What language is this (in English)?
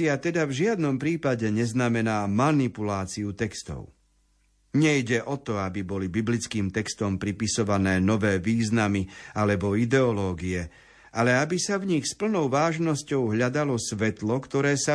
Slovak